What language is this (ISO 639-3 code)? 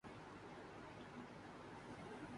urd